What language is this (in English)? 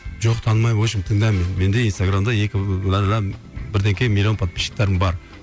Kazakh